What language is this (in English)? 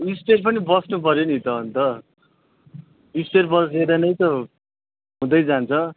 Nepali